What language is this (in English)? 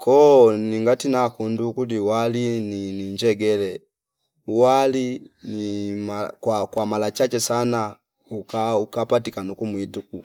Fipa